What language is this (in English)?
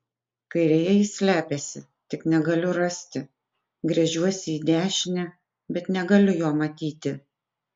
Lithuanian